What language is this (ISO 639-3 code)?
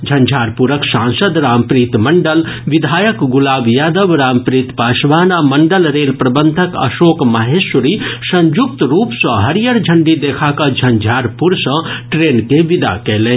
mai